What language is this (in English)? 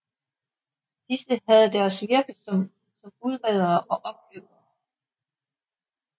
Danish